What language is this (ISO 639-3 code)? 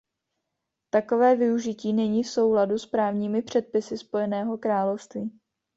ces